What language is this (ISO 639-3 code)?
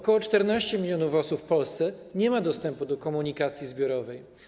pol